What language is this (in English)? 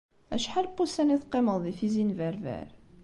Kabyle